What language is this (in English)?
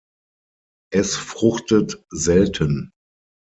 German